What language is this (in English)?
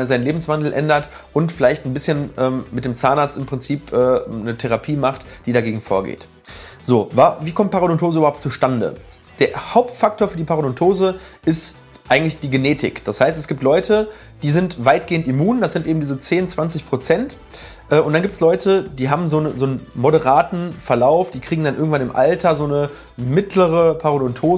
German